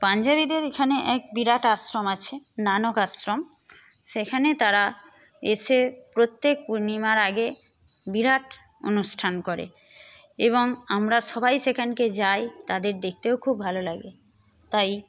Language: Bangla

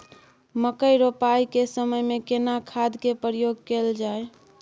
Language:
Maithili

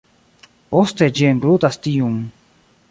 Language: Esperanto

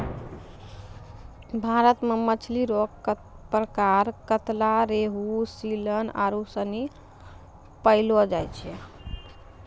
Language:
Maithili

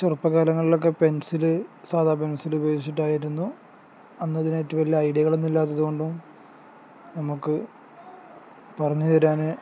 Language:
Malayalam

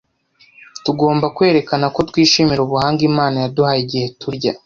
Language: Kinyarwanda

